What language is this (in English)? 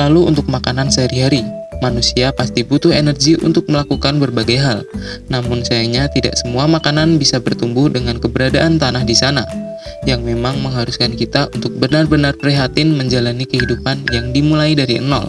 Indonesian